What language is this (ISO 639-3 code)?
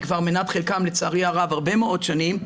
heb